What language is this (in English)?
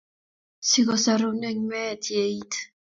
Kalenjin